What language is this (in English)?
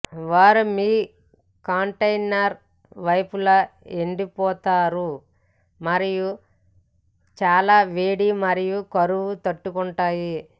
Telugu